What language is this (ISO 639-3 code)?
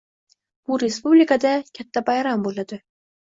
uzb